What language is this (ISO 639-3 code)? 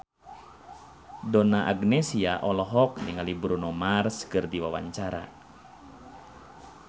sun